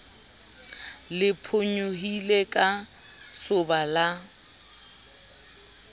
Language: Southern Sotho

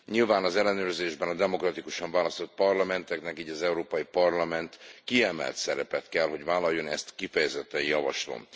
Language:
Hungarian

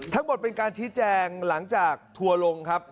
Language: Thai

